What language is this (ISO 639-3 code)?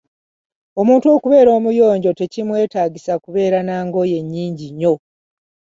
lug